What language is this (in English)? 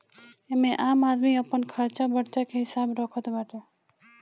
Bhojpuri